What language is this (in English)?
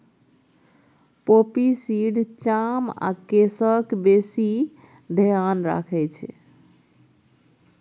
Maithili